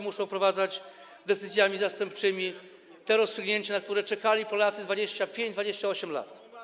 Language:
Polish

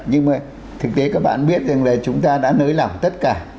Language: Vietnamese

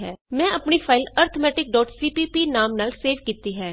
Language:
Punjabi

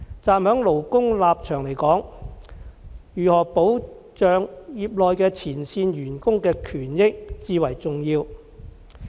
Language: Cantonese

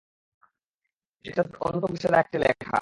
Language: Bangla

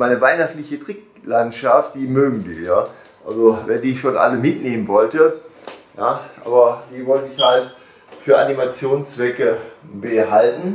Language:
German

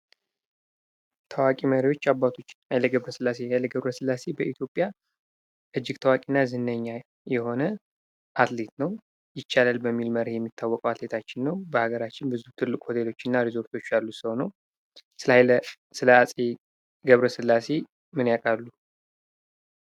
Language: Amharic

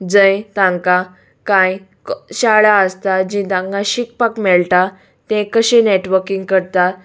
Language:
Konkani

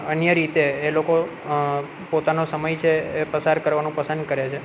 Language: Gujarati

